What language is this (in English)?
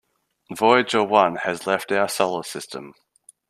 English